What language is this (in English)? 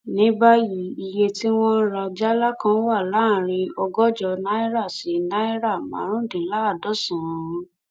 Yoruba